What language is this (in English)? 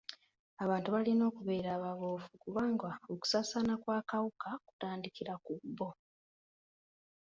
Ganda